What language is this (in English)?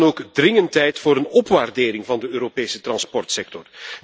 Dutch